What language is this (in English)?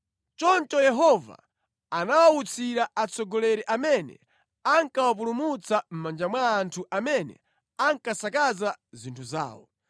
Nyanja